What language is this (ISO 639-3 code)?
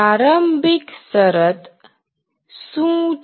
guj